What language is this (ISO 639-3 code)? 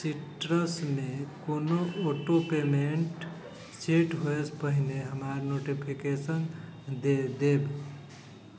mai